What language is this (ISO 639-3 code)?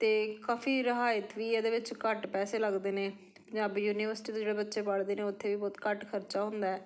pan